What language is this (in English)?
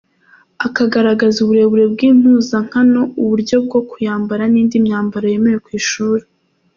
Kinyarwanda